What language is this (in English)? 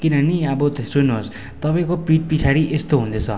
Nepali